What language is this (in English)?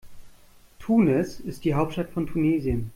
German